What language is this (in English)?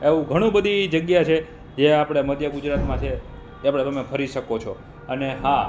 Gujarati